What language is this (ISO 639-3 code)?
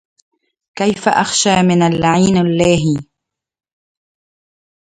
ara